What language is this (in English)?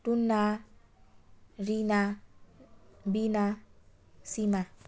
Nepali